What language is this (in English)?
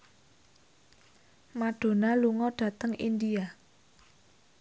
Javanese